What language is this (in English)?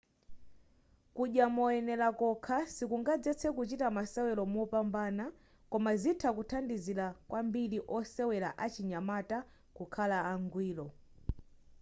Nyanja